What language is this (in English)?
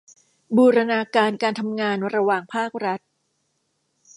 Thai